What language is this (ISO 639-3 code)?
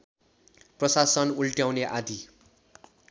nep